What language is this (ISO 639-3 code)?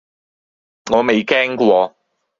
yue